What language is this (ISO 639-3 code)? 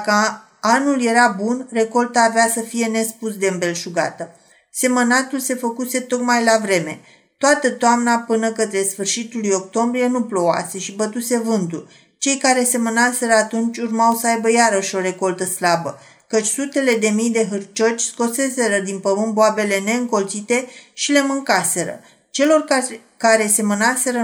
ron